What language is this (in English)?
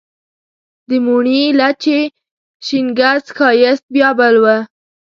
Pashto